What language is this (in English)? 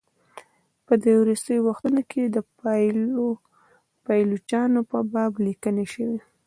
Pashto